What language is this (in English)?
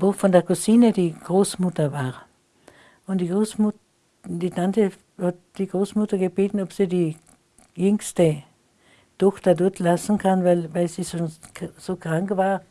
German